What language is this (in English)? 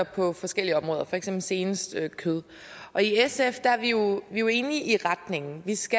Danish